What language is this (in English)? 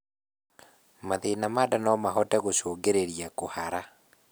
Kikuyu